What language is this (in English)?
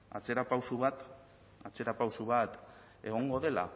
Basque